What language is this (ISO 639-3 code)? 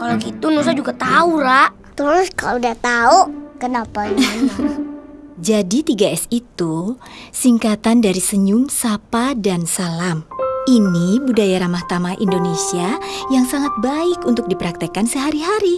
ind